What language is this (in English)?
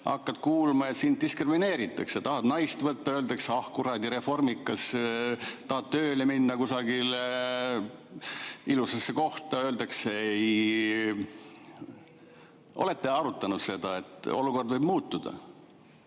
Estonian